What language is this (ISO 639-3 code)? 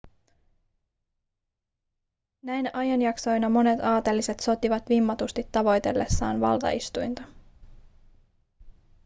fin